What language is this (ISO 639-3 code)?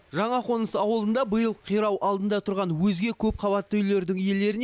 kaz